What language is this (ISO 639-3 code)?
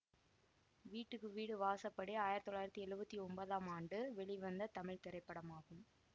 tam